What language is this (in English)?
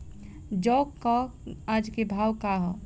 Bhojpuri